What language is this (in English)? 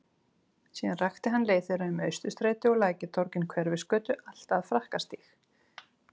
Icelandic